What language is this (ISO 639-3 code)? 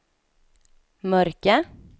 swe